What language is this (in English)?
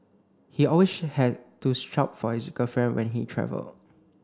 English